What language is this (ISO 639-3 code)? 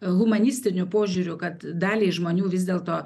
lit